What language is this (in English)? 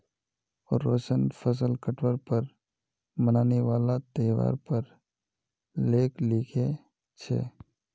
Magahi